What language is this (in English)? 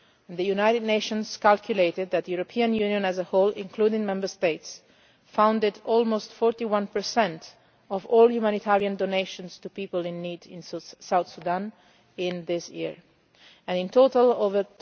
English